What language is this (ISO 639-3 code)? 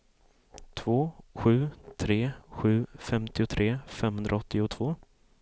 swe